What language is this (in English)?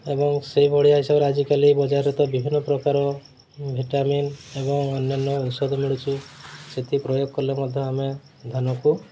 Odia